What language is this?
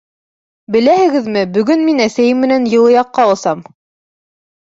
Bashkir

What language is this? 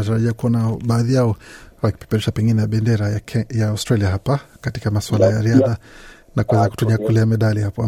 Swahili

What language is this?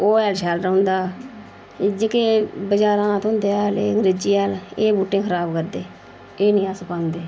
Dogri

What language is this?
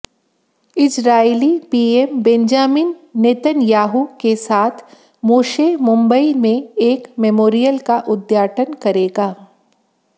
Hindi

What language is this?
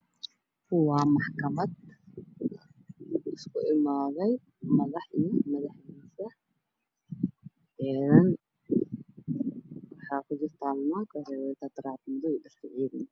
Somali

